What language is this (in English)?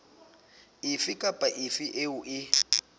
Southern Sotho